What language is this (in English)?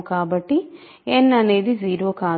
Telugu